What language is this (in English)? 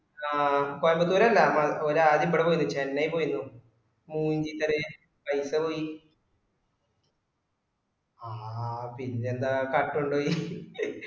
Malayalam